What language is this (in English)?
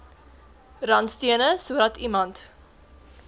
Afrikaans